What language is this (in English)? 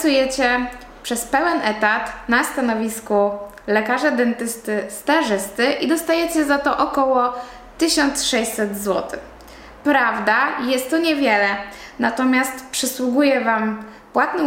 Polish